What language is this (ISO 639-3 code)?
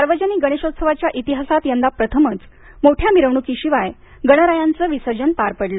mar